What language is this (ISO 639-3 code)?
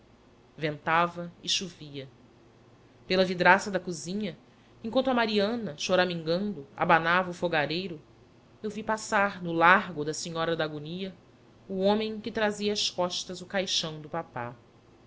por